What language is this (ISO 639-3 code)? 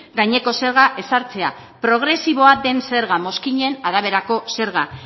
eus